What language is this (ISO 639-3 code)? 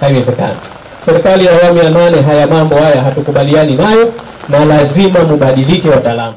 ind